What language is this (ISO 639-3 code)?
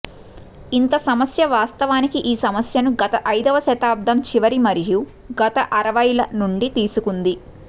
tel